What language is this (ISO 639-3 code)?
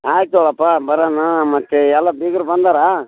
kan